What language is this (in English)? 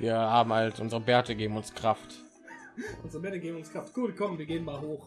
German